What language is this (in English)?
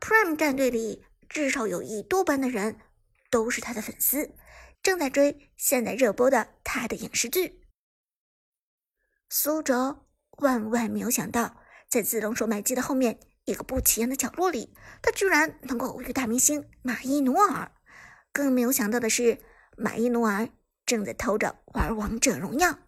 Chinese